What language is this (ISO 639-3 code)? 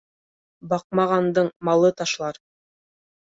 bak